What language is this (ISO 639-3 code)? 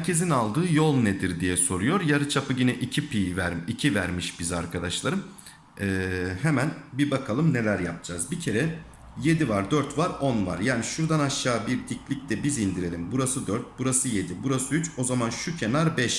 tur